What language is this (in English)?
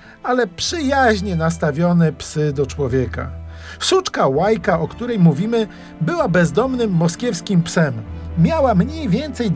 Polish